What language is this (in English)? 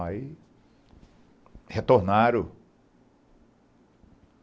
Portuguese